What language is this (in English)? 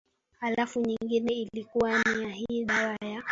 Swahili